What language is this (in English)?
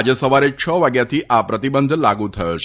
Gujarati